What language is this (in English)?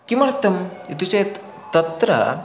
Sanskrit